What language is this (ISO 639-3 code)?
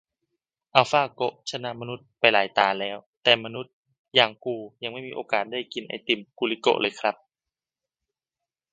tha